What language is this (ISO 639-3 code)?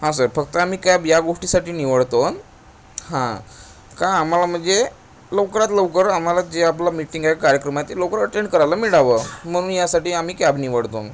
mar